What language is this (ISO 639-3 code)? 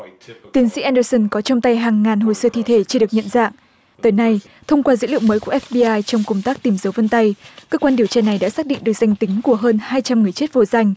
vie